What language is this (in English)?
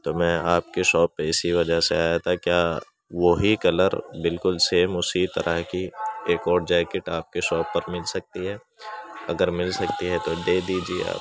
Urdu